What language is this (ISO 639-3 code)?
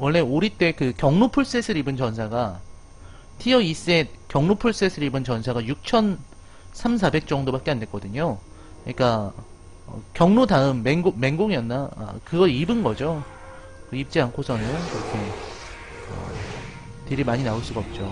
kor